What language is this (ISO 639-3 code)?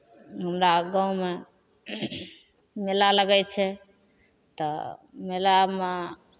mai